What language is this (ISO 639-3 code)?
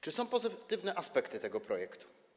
pol